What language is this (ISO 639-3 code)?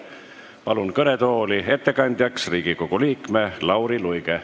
est